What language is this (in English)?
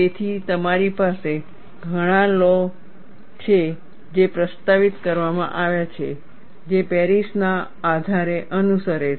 Gujarati